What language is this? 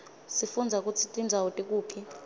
Swati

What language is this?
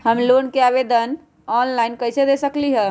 Magahi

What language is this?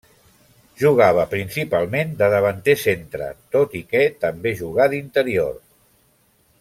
Catalan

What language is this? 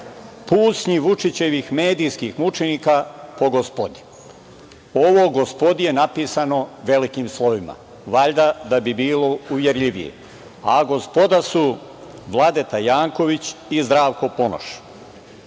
Serbian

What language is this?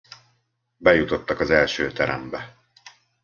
Hungarian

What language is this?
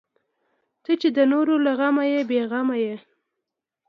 Pashto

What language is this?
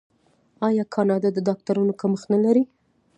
Pashto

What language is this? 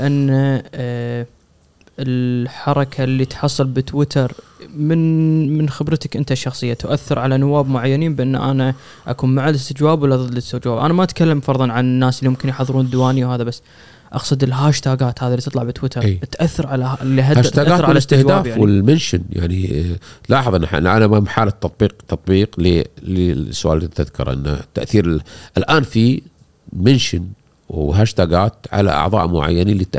Arabic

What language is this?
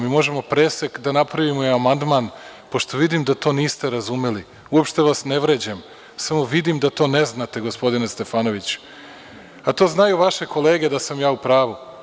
Serbian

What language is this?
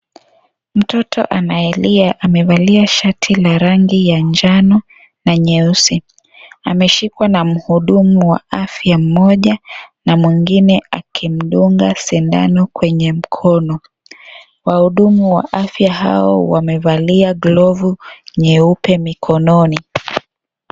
Swahili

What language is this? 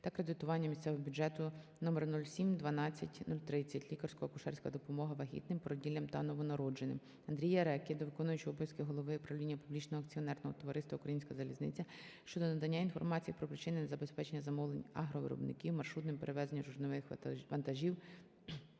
Ukrainian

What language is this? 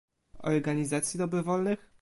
Polish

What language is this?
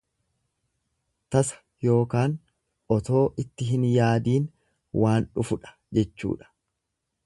Oromo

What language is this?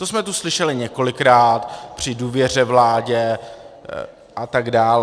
Czech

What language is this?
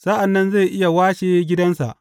Hausa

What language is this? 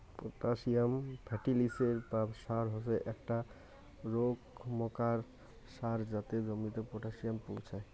Bangla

